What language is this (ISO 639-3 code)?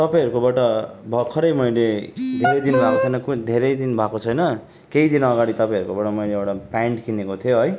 nep